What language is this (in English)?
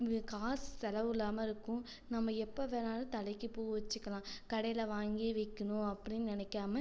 Tamil